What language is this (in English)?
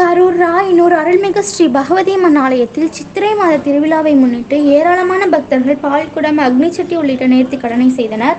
Tamil